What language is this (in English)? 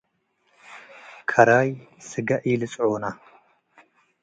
Tigre